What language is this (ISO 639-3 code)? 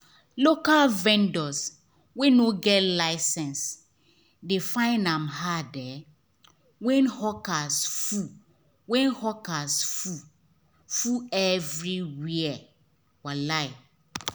pcm